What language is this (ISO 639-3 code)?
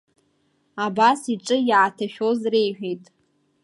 abk